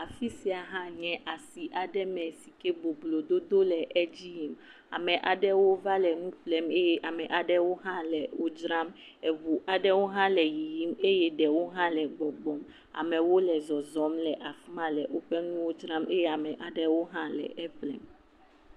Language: Ewe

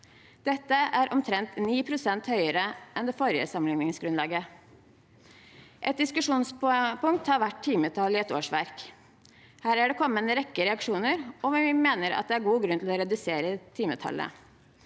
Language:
Norwegian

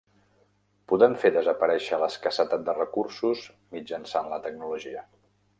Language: Catalan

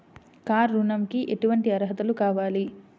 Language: Telugu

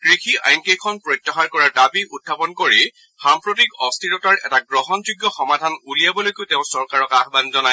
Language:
Assamese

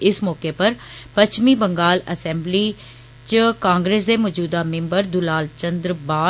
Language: Dogri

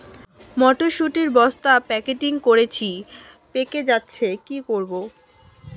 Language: Bangla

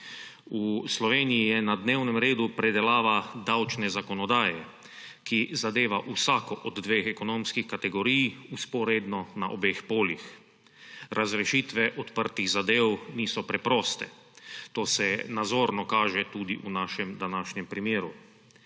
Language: Slovenian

